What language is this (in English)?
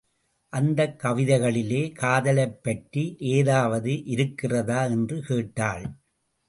Tamil